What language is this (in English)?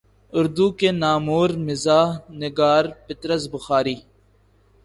Urdu